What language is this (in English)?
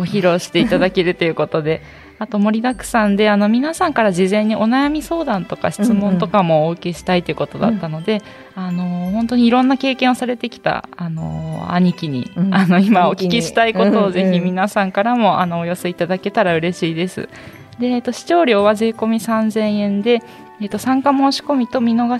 Japanese